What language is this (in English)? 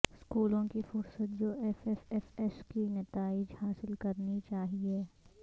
Urdu